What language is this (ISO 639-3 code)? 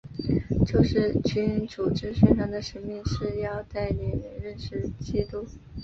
zho